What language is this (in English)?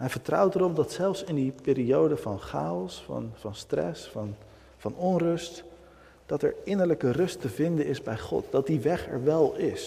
Dutch